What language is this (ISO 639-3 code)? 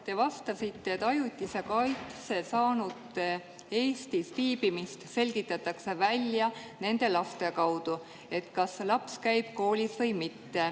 est